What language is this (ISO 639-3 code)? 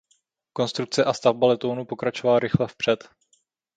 ces